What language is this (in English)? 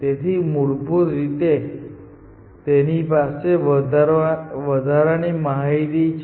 Gujarati